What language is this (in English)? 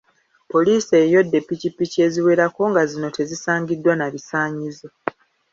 Ganda